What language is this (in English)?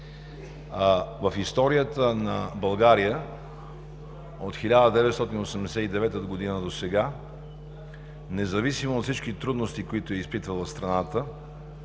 Bulgarian